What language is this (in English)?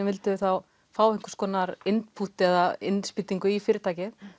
Icelandic